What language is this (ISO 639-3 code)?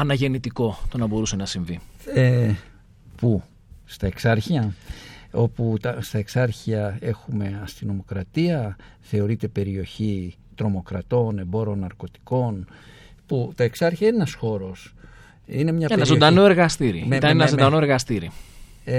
ell